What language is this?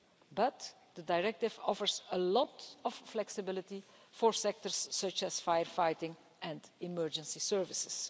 English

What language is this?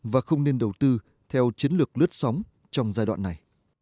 Vietnamese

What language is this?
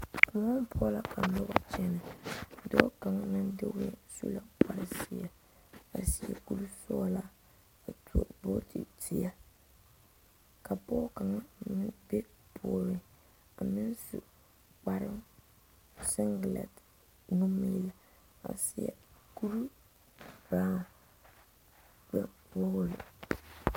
Southern Dagaare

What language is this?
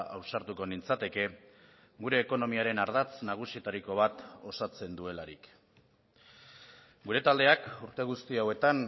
Basque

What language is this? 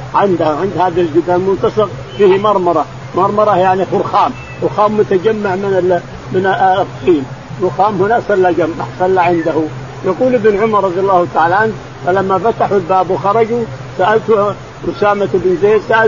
Arabic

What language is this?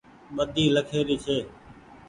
Goaria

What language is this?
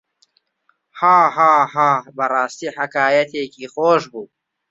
Central Kurdish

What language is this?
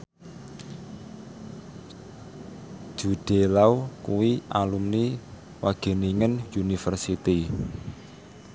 Javanese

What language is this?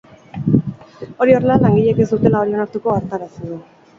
Basque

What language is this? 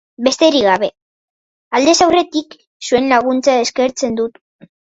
Basque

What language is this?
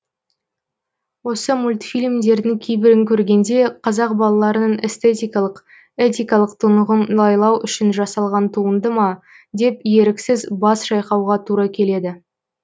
Kazakh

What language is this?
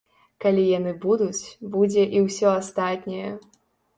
Belarusian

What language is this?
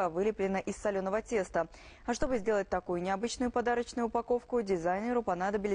Russian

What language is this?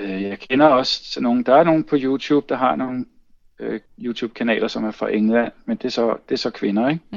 Danish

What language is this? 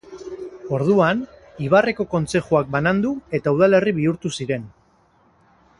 Basque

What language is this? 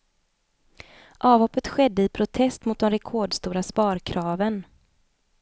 Swedish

